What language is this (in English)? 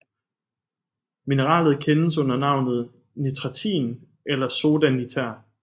Danish